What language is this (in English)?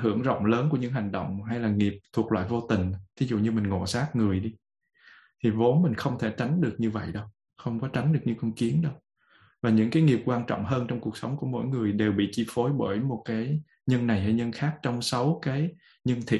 Vietnamese